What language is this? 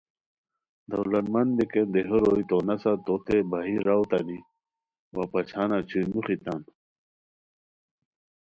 Khowar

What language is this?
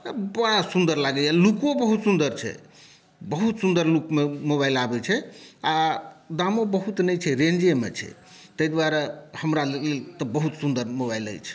Maithili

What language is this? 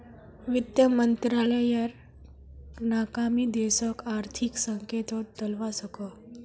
Magahi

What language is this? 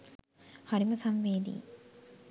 Sinhala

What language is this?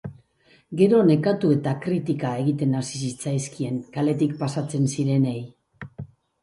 Basque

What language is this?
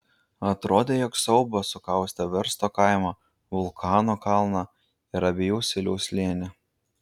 Lithuanian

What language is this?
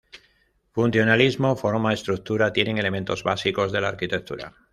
Spanish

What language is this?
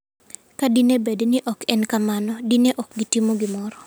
Luo (Kenya and Tanzania)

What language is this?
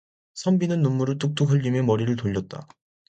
Korean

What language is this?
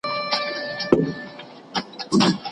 Pashto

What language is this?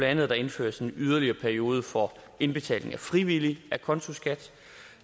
Danish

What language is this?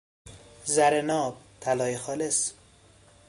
Persian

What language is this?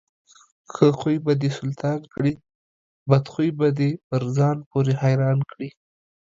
Pashto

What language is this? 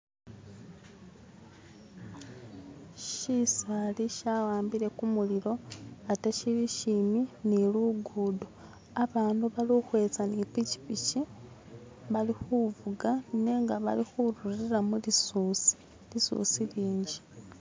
Masaaba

